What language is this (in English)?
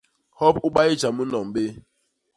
Basaa